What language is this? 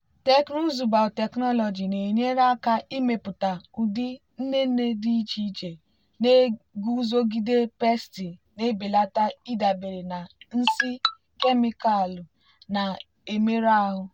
Igbo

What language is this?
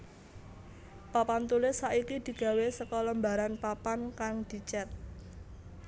Javanese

